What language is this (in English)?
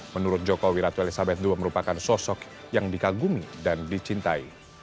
Indonesian